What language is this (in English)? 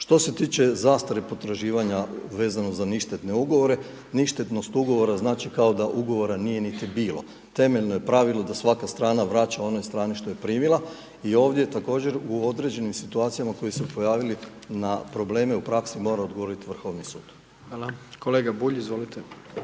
Croatian